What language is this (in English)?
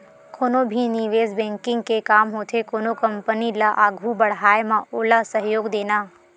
Chhattisgarhi